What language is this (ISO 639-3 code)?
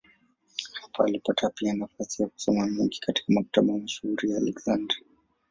swa